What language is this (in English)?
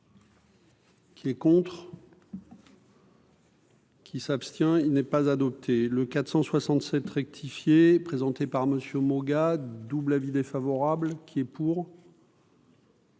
French